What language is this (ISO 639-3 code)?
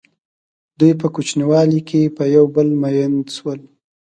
pus